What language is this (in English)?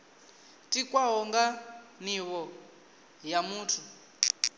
Venda